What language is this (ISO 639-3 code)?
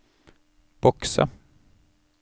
nor